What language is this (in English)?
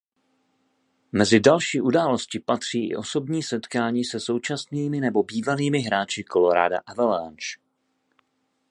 Czech